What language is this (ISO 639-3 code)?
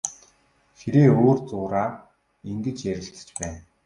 mon